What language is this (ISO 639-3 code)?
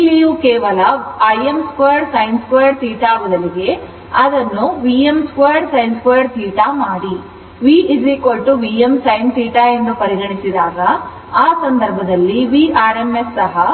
kan